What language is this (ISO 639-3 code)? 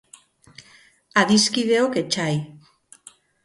eus